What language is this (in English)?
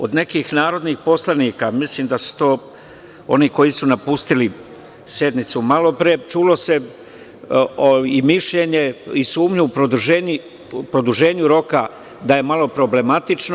Serbian